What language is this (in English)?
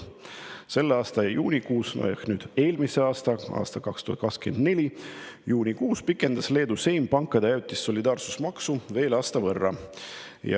Estonian